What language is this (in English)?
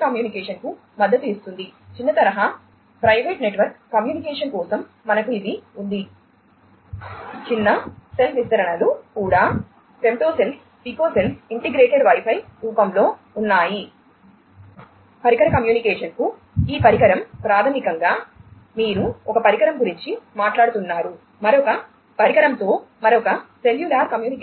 Telugu